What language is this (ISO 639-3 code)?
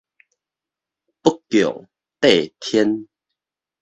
nan